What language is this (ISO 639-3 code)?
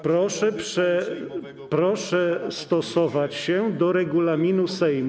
pol